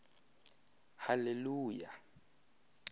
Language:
Xhosa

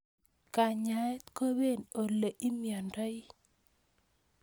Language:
Kalenjin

